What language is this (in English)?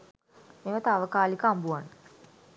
Sinhala